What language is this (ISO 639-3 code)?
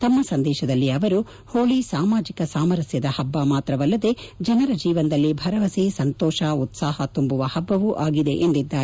kan